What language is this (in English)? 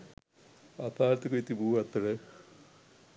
Sinhala